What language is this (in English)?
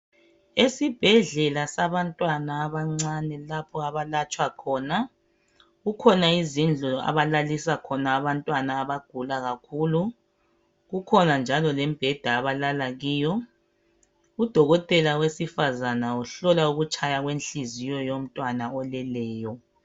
North Ndebele